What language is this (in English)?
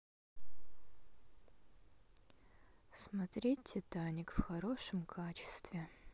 Russian